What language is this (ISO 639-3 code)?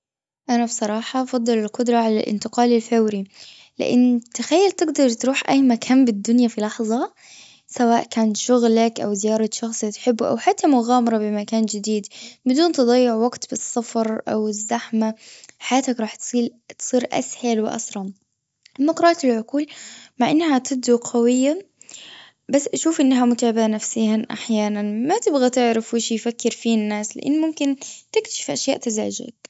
afb